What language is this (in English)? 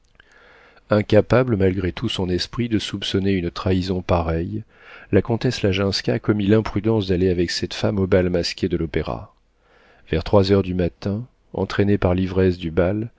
French